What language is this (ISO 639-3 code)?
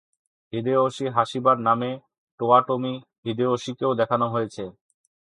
ben